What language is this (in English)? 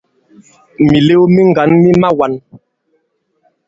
Bankon